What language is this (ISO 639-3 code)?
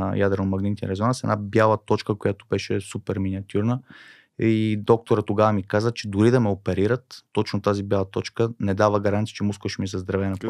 bul